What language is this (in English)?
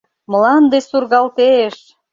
Mari